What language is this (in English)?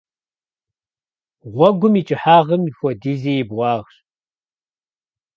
Kabardian